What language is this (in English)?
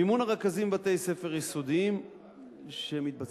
Hebrew